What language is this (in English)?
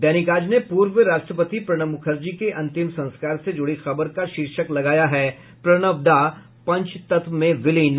Hindi